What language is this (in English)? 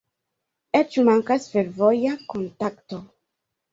Esperanto